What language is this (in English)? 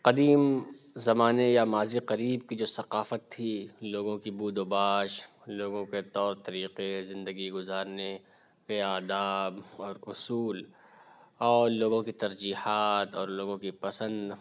Urdu